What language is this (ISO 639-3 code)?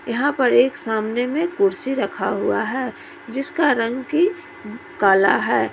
hin